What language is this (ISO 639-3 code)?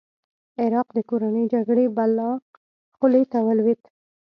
pus